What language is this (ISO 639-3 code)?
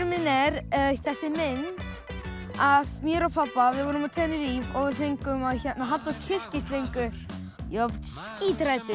isl